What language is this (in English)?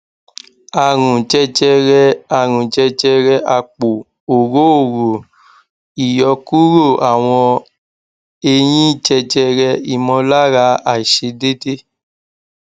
Yoruba